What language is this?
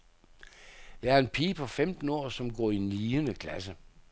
Danish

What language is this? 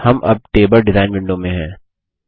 Hindi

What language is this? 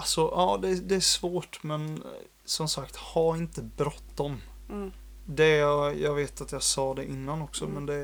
Swedish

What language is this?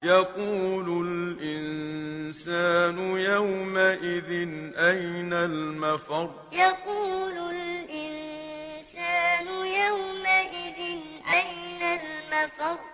Arabic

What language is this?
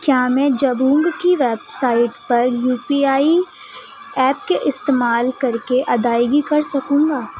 Urdu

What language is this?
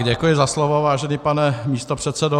Czech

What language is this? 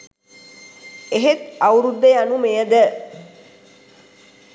Sinhala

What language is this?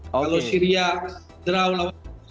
Indonesian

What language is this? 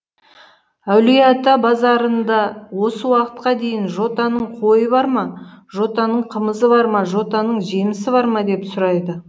Kazakh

